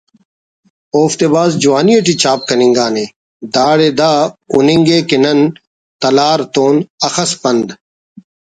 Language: Brahui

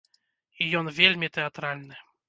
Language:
Belarusian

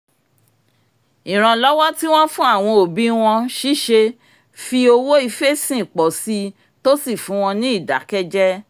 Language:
Yoruba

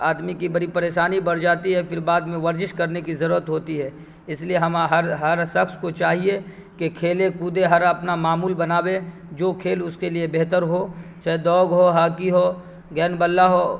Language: Urdu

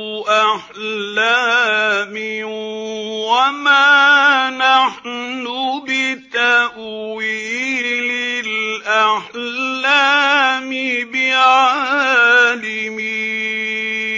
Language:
Arabic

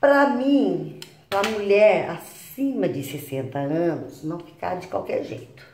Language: Portuguese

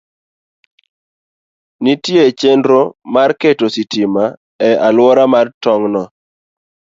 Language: Luo (Kenya and Tanzania)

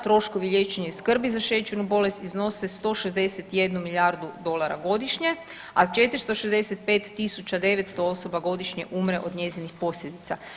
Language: Croatian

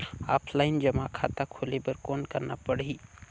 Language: Chhattisgarhi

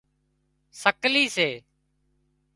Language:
Wadiyara Koli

